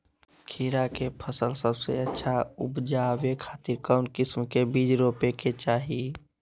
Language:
Magahi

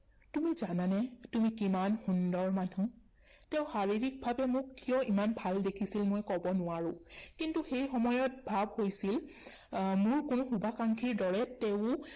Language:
Assamese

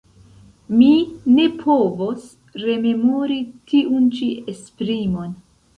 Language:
Esperanto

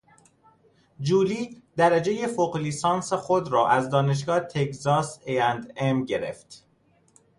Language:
Persian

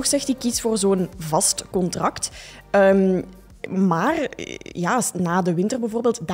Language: Dutch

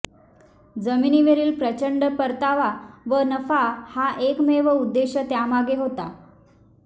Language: Marathi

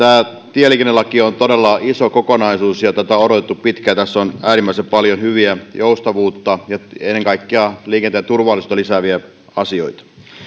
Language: Finnish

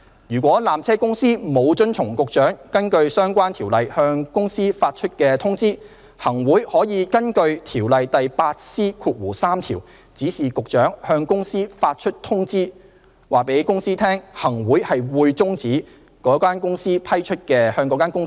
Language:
Cantonese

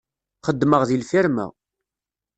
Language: Kabyle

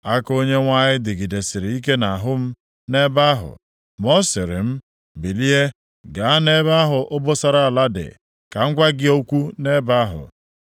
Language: Igbo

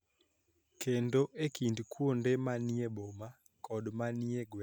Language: Luo (Kenya and Tanzania)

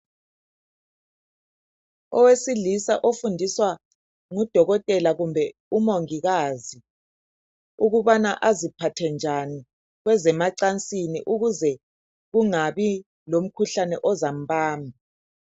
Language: North Ndebele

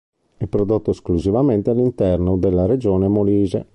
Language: Italian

